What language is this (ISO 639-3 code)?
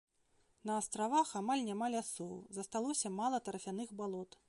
bel